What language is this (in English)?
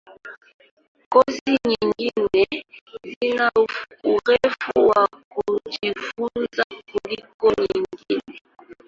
Swahili